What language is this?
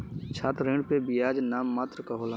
Bhojpuri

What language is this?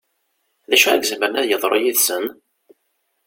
Kabyle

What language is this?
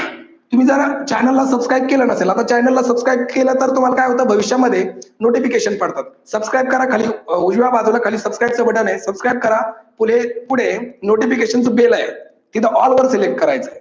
Marathi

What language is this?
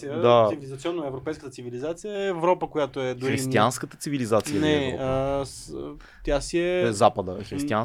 Bulgarian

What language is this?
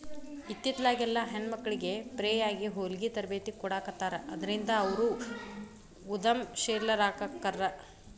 Kannada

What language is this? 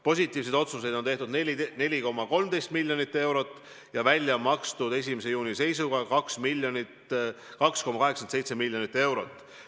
Estonian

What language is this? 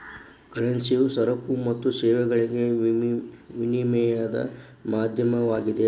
Kannada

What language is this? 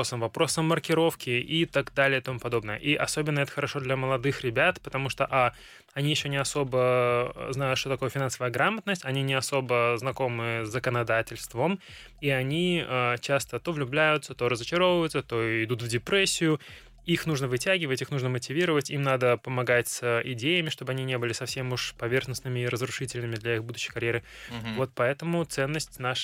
Russian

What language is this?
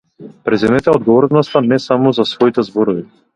Macedonian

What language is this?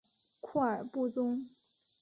Chinese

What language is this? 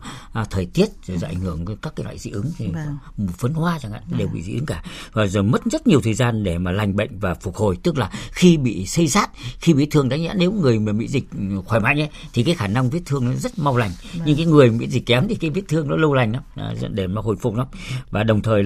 Vietnamese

